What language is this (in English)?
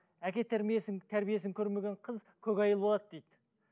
Kazakh